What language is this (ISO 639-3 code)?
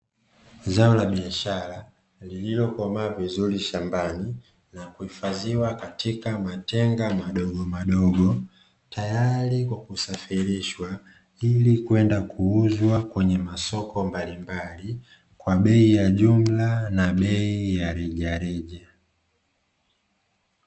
swa